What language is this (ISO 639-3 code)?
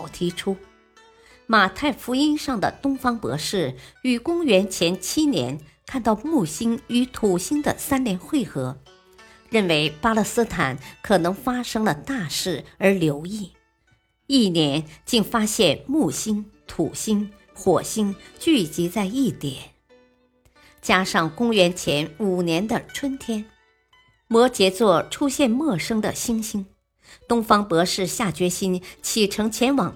zho